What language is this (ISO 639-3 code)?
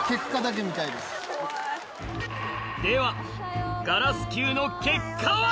jpn